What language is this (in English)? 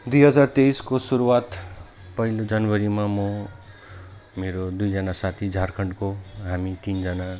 Nepali